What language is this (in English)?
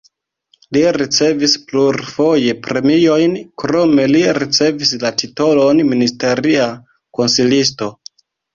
Esperanto